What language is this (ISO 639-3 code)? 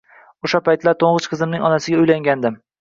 uzb